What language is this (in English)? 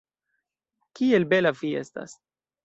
Esperanto